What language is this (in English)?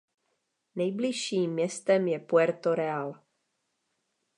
Czech